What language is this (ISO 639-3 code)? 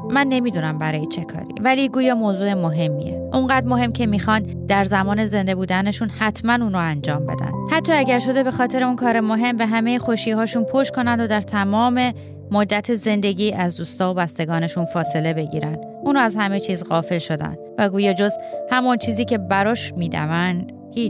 fas